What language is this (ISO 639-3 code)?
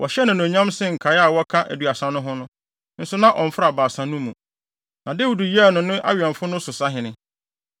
aka